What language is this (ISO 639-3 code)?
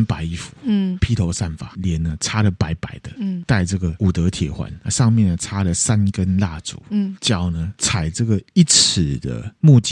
zho